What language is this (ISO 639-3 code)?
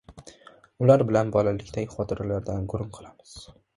uzb